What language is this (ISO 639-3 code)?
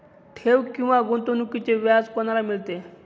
mar